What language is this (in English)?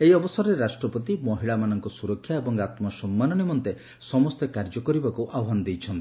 Odia